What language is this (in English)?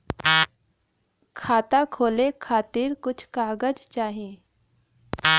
Bhojpuri